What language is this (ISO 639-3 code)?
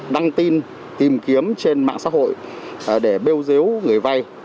vie